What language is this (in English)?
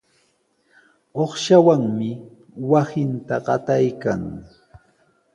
Sihuas Ancash Quechua